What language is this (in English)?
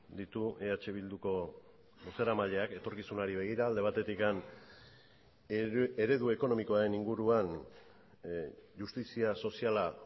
Basque